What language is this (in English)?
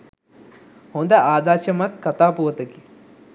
Sinhala